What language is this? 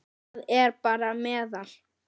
Icelandic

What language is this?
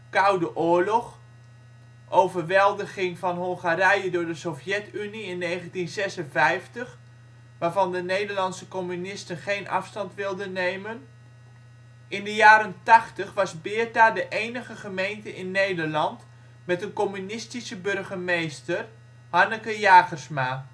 Dutch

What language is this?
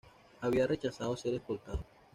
Spanish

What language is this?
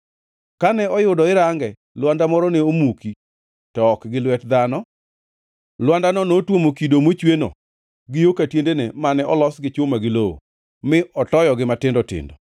Luo (Kenya and Tanzania)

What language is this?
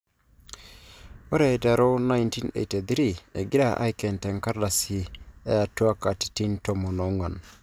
Masai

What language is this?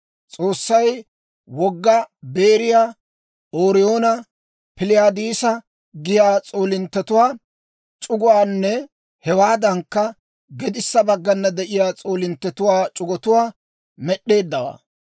Dawro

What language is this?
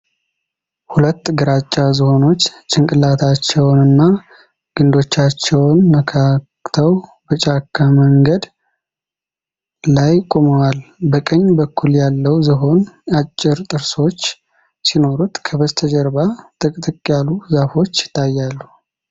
Amharic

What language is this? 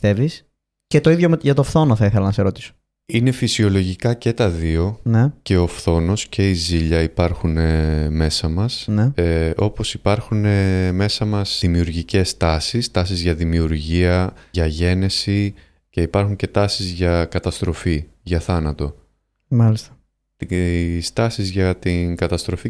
Greek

